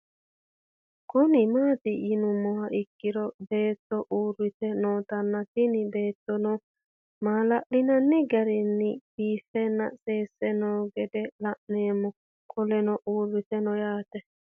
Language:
Sidamo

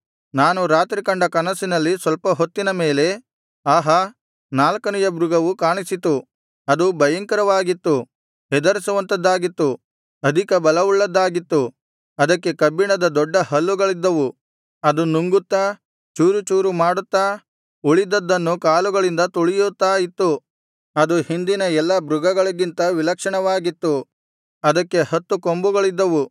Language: Kannada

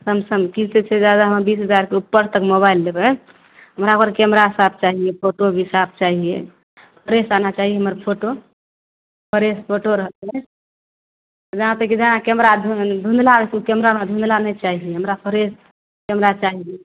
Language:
Maithili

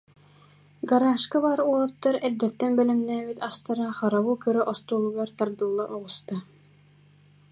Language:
Yakut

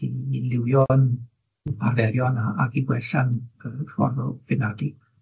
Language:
Welsh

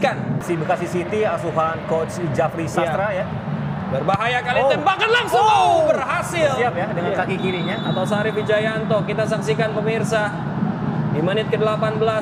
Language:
Indonesian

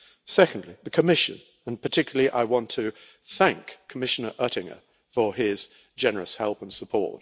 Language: English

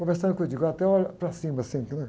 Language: Portuguese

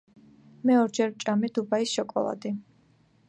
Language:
Georgian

